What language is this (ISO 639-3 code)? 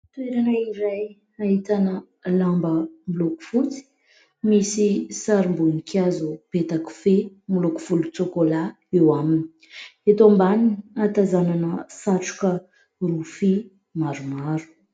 mlg